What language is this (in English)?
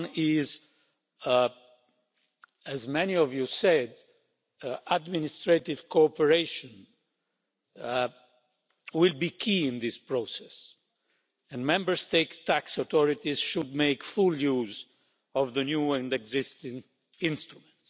English